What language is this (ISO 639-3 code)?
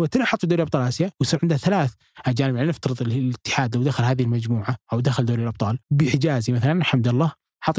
ara